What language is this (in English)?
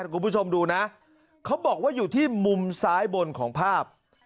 Thai